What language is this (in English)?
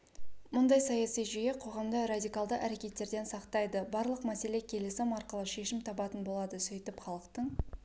Kazakh